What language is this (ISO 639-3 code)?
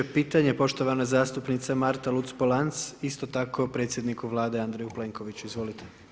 hrv